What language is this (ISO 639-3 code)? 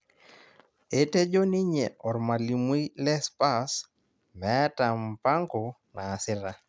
mas